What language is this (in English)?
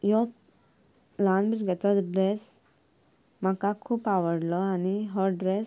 Konkani